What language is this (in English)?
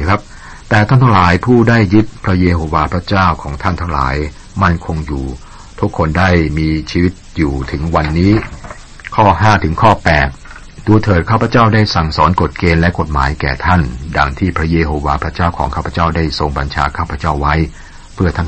Thai